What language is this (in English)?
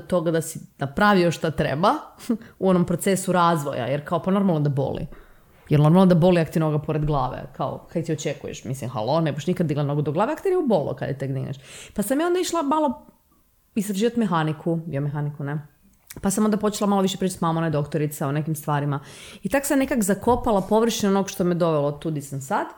Croatian